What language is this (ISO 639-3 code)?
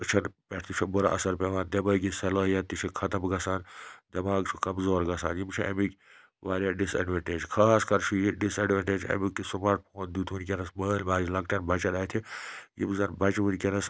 kas